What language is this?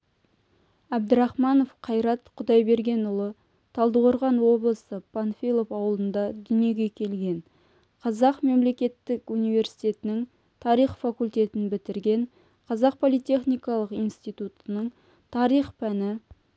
Kazakh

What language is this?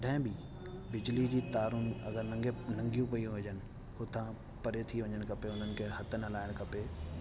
Sindhi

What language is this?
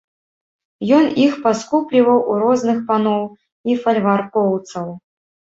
Belarusian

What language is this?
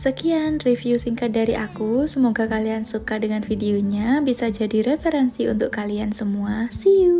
Indonesian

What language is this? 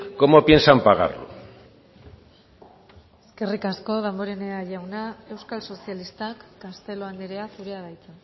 Basque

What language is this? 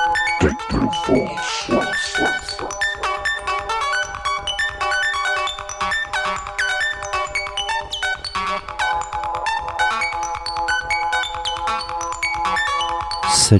French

